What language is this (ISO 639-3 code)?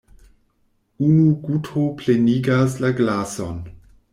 epo